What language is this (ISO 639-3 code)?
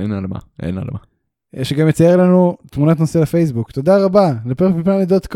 heb